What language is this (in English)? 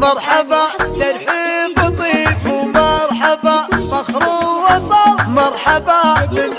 Arabic